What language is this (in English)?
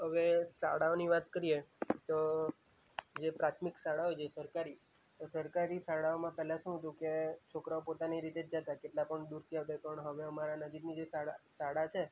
Gujarati